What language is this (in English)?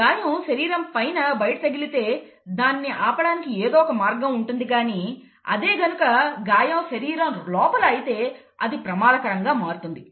Telugu